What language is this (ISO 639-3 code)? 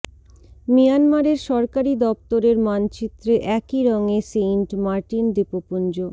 ben